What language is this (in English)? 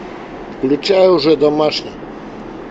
Russian